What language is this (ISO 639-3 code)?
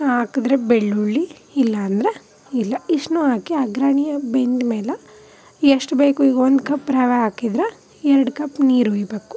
kan